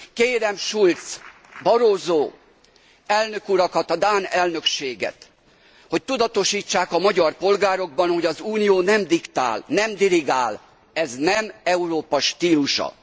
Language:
Hungarian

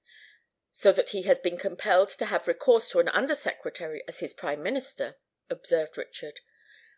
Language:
English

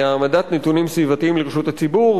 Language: Hebrew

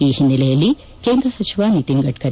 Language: Kannada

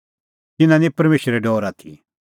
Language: Kullu Pahari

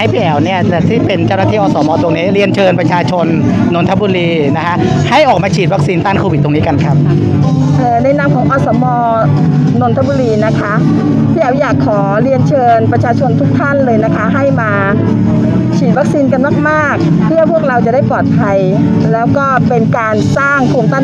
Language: Thai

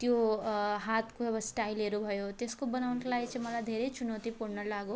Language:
Nepali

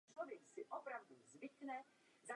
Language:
Czech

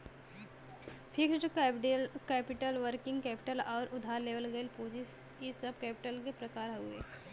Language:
Bhojpuri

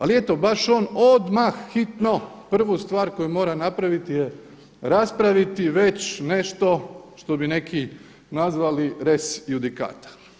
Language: Croatian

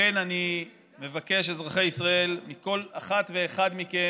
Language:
Hebrew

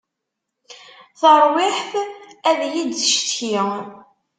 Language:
Kabyle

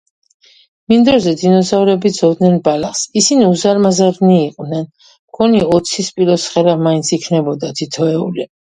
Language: Georgian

